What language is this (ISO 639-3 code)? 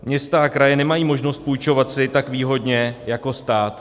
ces